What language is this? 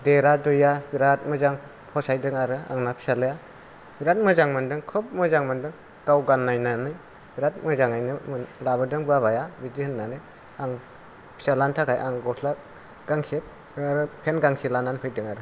Bodo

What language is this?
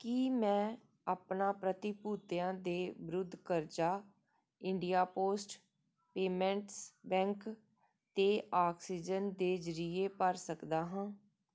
Punjabi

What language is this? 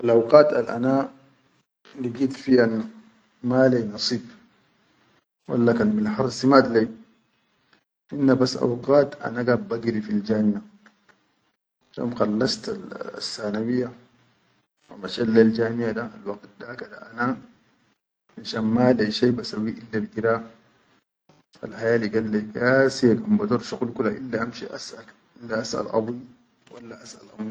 Chadian Arabic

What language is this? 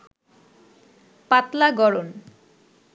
Bangla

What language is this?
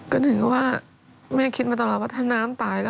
Thai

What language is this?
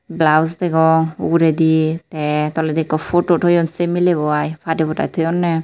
Chakma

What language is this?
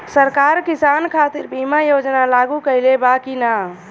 Bhojpuri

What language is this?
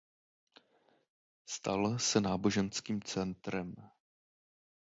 Czech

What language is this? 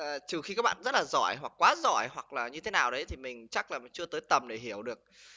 Vietnamese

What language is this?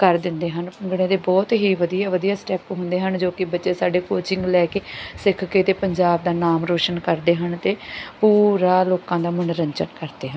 Punjabi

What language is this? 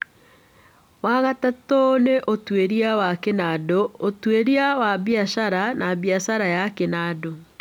Kikuyu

